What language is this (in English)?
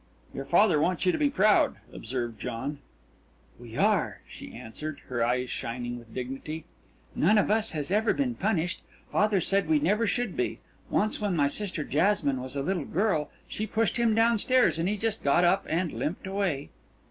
English